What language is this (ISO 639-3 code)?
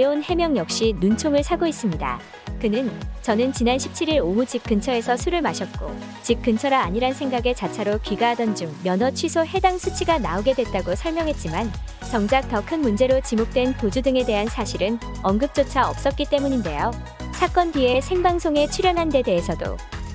kor